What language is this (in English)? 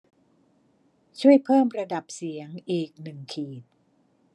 Thai